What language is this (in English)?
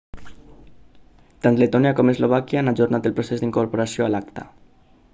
Catalan